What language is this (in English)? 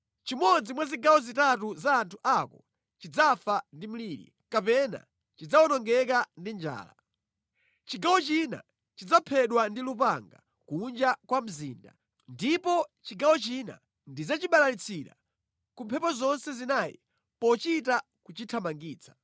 Nyanja